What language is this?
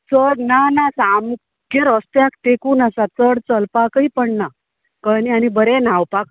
Konkani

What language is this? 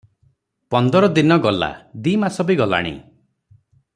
Odia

